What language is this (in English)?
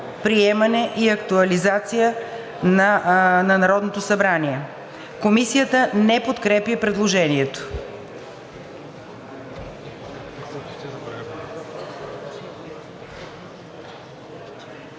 Bulgarian